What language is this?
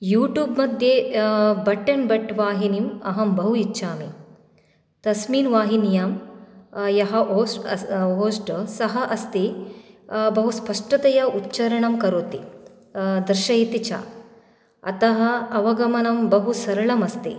Sanskrit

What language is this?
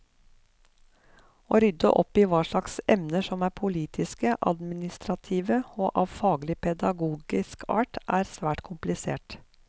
Norwegian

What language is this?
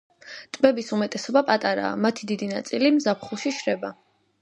Georgian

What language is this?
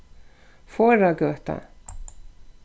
Faroese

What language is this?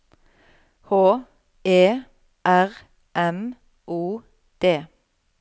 Norwegian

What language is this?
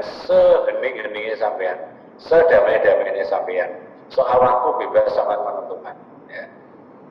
Indonesian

